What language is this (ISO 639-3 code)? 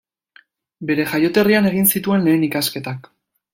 eus